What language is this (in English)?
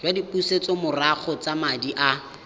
Tswana